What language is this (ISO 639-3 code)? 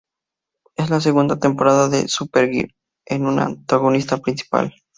spa